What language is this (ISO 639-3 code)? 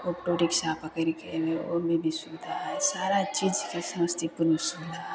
mai